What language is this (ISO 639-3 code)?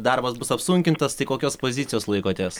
lit